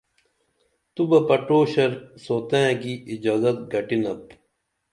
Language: Dameli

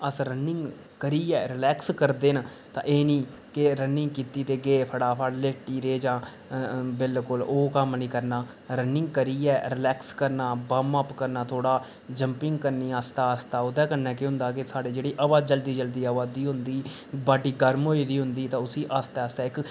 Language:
Dogri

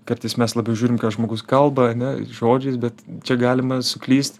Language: Lithuanian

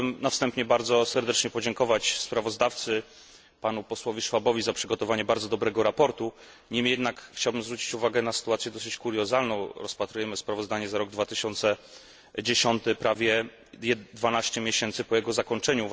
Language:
Polish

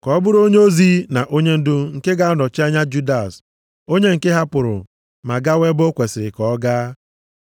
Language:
Igbo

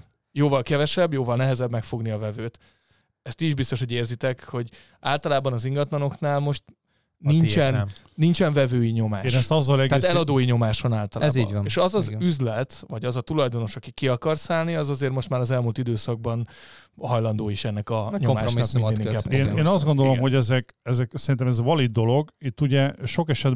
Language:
Hungarian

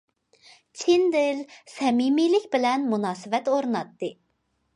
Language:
Uyghur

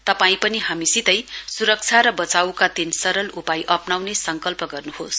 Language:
Nepali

